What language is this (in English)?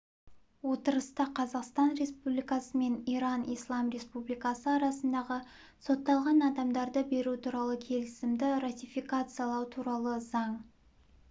Kazakh